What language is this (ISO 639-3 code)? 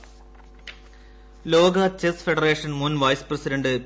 mal